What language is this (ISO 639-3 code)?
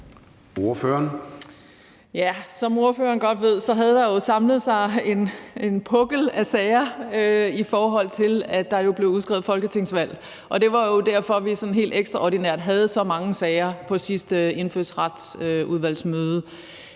dan